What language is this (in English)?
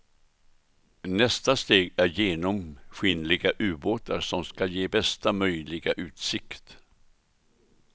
Swedish